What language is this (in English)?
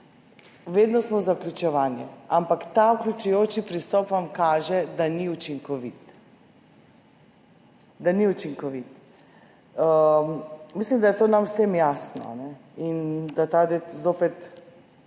Slovenian